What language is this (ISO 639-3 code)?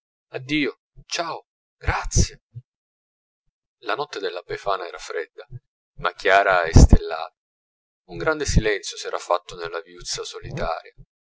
ita